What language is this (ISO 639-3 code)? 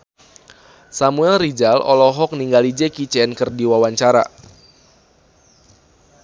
sun